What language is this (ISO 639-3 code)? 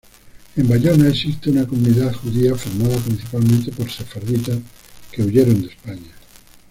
spa